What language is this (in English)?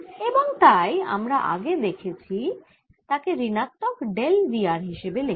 Bangla